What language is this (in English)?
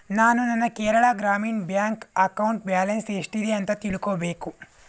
Kannada